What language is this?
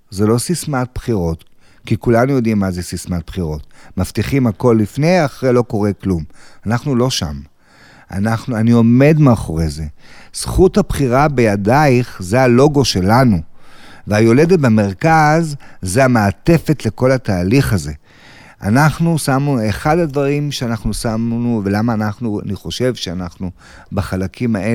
Hebrew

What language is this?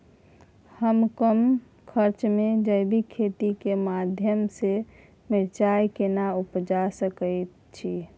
Maithili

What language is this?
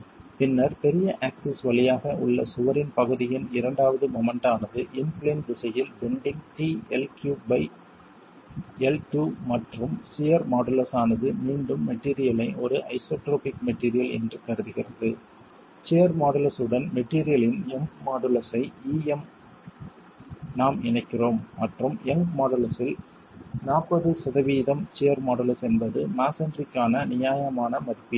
Tamil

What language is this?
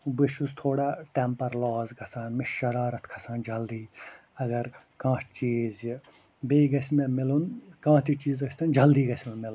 Kashmiri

